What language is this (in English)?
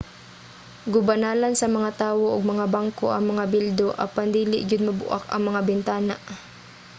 Cebuano